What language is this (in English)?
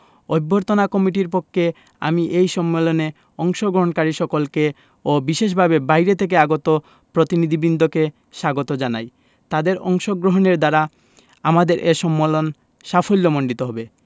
Bangla